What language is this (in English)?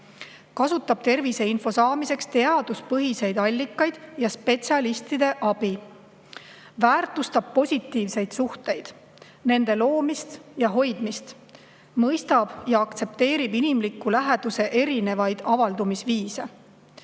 Estonian